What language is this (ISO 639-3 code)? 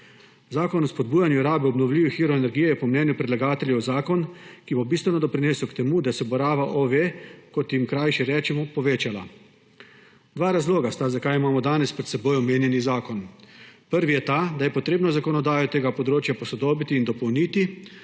slv